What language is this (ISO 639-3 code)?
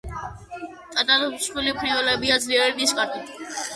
kat